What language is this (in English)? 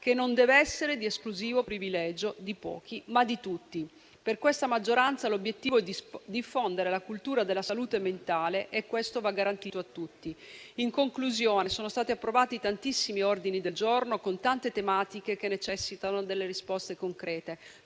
Italian